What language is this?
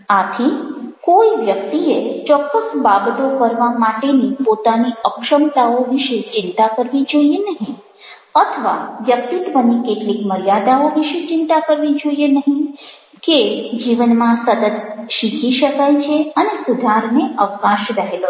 Gujarati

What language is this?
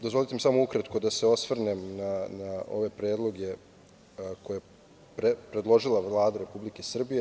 Serbian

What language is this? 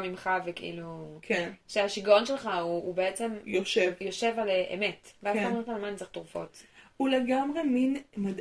Hebrew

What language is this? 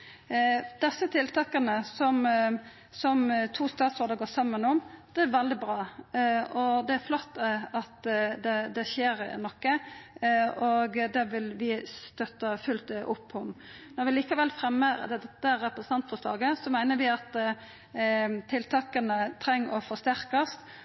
Norwegian Nynorsk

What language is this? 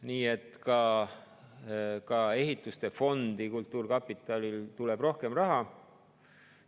Estonian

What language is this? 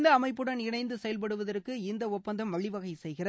Tamil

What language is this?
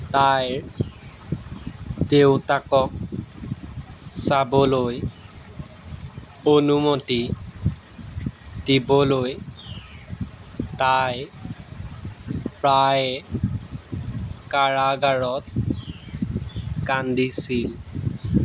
Assamese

